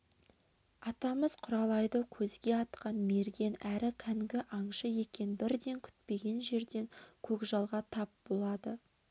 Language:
Kazakh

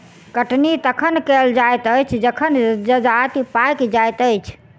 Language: Maithili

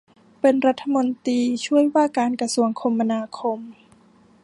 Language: Thai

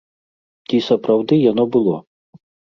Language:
Belarusian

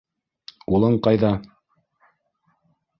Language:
Bashkir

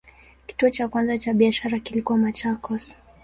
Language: Swahili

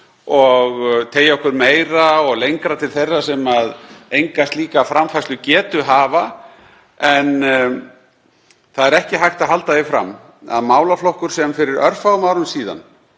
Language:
Icelandic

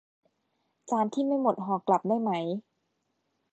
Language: Thai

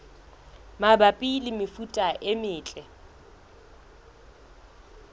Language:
Southern Sotho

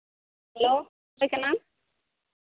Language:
Santali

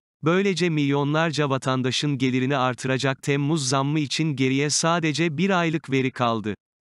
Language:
Turkish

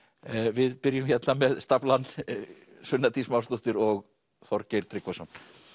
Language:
Icelandic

